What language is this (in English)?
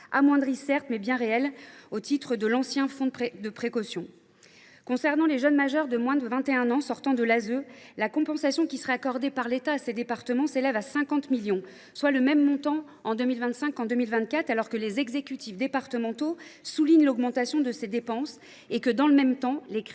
French